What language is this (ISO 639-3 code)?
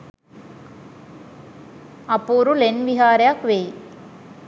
sin